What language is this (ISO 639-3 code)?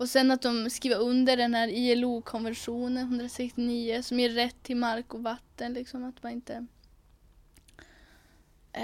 swe